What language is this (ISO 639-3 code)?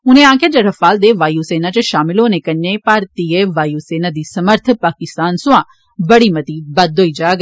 doi